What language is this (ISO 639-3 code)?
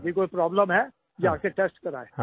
hin